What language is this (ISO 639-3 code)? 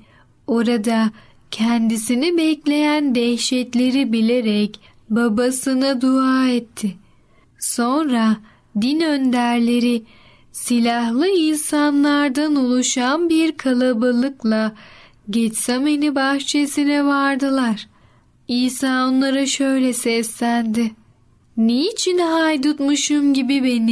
tur